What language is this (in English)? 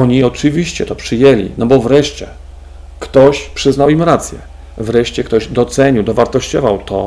Polish